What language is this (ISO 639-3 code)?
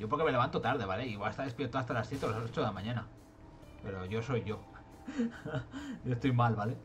spa